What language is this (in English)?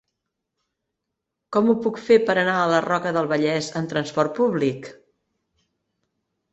Catalan